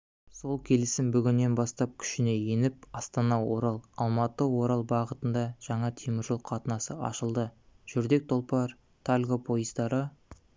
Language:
Kazakh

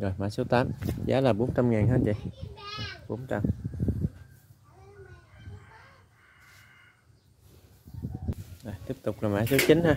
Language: Vietnamese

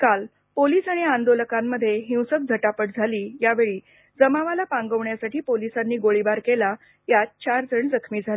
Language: Marathi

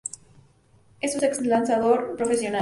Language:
Spanish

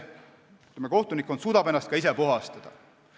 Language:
Estonian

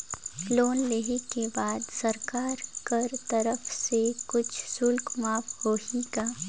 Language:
Chhattisgarhi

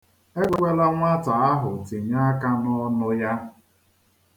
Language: Igbo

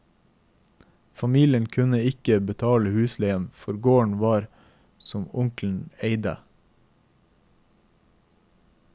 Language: Norwegian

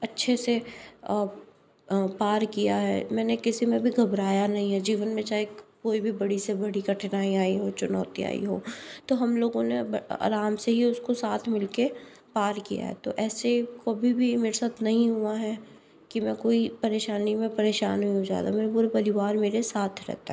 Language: Hindi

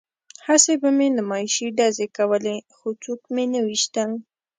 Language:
Pashto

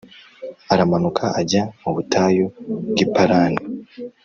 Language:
Kinyarwanda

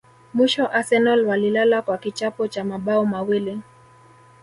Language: Swahili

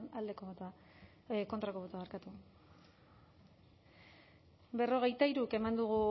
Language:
Basque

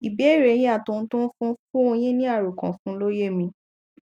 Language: Yoruba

